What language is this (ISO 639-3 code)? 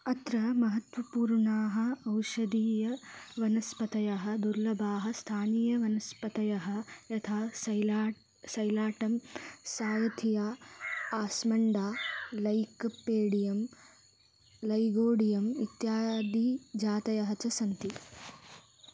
san